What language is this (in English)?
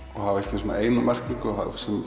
Icelandic